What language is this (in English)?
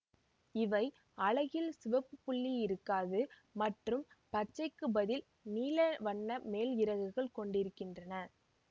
Tamil